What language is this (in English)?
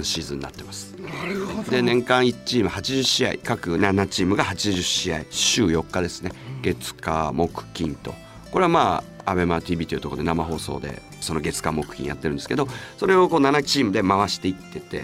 Japanese